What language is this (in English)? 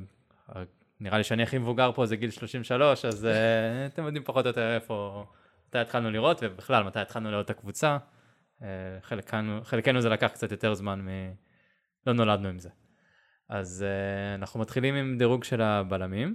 Hebrew